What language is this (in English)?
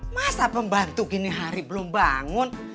Indonesian